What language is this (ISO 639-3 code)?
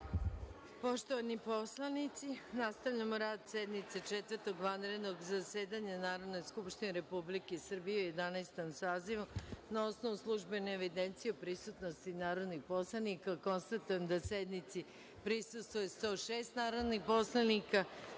srp